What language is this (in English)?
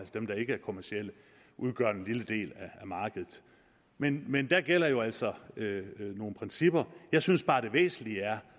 Danish